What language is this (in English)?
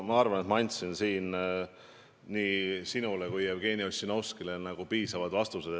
Estonian